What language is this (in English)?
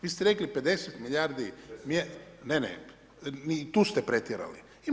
Croatian